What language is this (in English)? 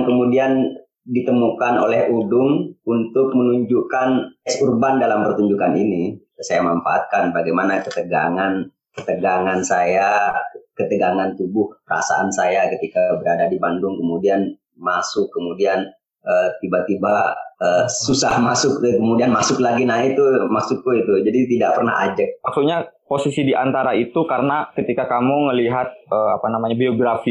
Indonesian